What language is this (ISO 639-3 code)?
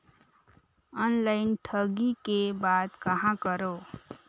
hne